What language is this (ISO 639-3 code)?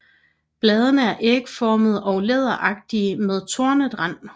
dan